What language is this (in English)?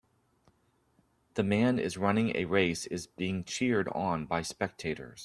English